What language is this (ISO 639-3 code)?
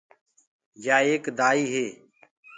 ggg